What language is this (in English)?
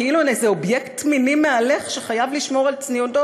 Hebrew